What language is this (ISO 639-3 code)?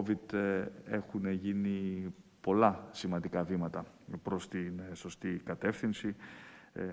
ell